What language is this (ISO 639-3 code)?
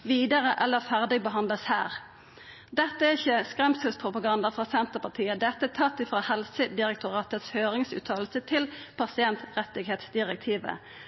nno